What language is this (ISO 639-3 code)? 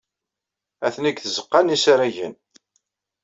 kab